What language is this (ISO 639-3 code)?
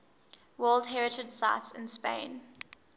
eng